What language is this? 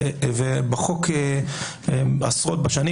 Hebrew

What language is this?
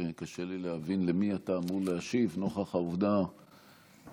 Hebrew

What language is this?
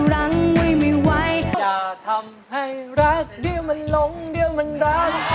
Thai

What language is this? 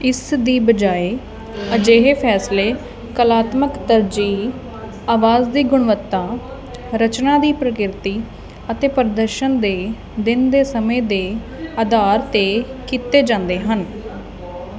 Punjabi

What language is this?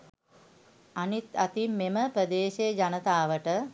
Sinhala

